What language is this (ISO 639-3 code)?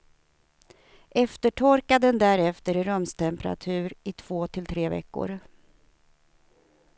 swe